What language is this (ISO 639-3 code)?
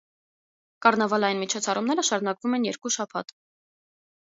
hye